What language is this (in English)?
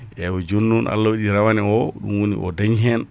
Fula